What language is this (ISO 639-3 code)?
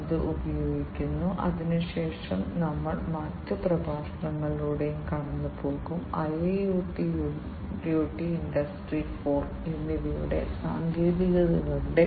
mal